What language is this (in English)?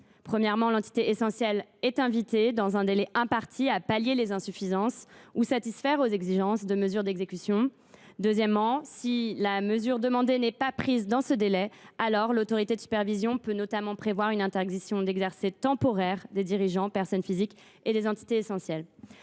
French